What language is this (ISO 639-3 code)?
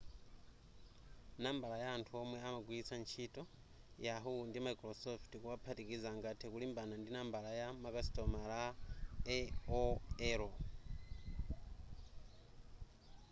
nya